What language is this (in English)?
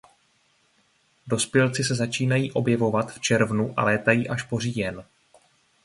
Czech